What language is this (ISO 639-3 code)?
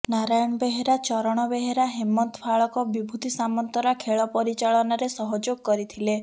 ori